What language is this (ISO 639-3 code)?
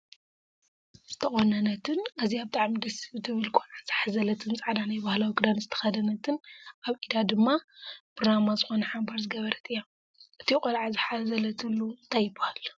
tir